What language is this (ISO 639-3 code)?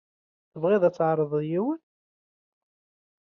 kab